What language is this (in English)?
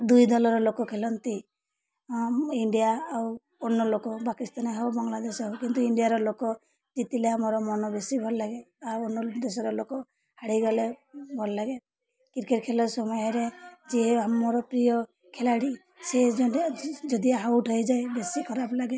Odia